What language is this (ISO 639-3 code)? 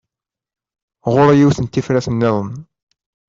kab